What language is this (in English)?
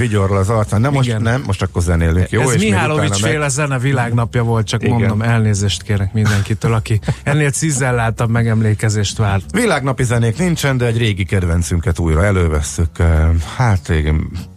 Hungarian